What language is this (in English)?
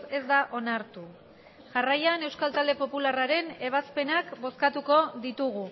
Basque